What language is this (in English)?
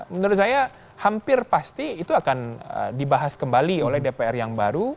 Indonesian